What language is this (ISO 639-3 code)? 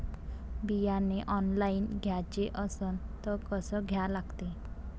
mar